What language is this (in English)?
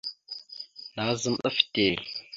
Mada (Cameroon)